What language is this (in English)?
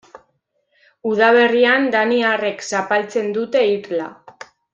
Basque